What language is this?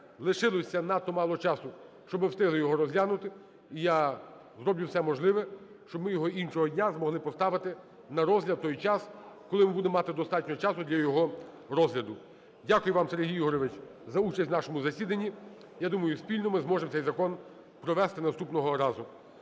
Ukrainian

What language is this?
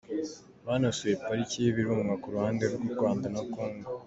Kinyarwanda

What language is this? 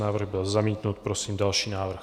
Czech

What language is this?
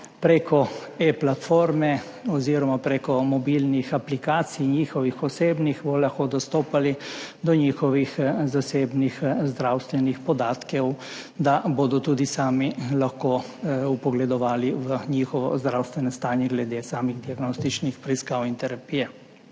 Slovenian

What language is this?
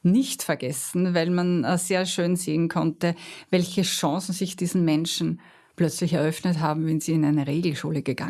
German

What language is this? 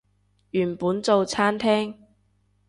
Cantonese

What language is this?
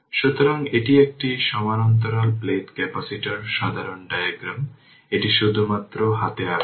Bangla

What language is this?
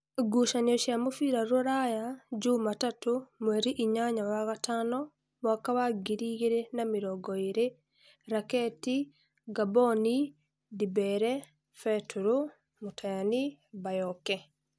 Kikuyu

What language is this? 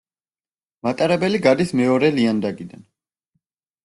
Georgian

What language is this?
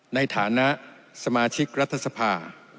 Thai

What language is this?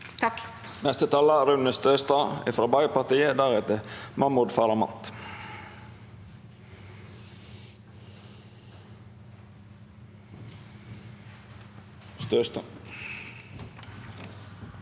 Norwegian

